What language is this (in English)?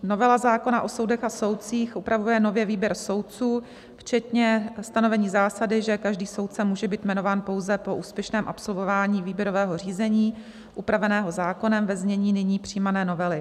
Czech